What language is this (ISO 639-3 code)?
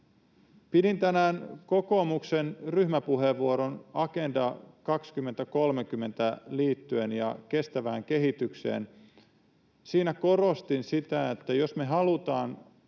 fin